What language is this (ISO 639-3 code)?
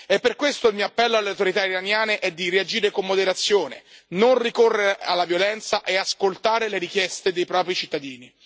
ita